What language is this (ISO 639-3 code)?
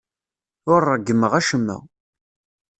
kab